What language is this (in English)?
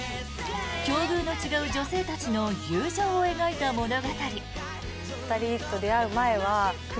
Japanese